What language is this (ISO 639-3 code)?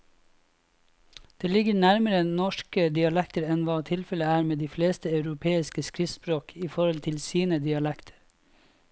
nor